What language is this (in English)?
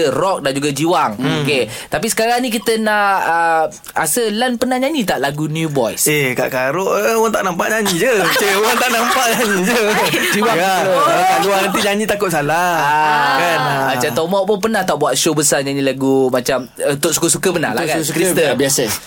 Malay